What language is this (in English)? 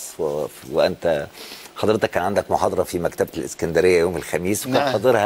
Arabic